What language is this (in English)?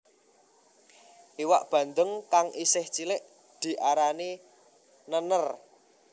Javanese